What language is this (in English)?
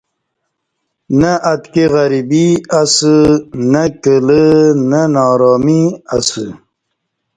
Kati